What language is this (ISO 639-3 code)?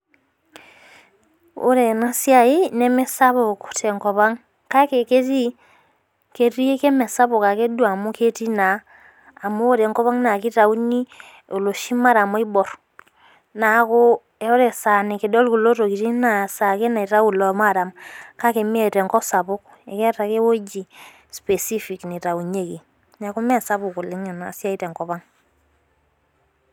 mas